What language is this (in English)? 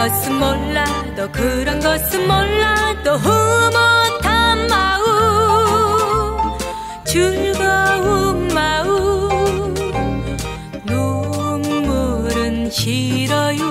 Korean